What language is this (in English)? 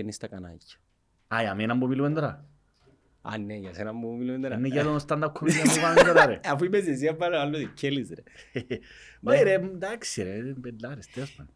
Greek